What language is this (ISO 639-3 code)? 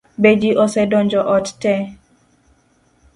luo